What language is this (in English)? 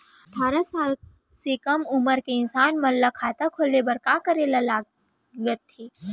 Chhattisgarhi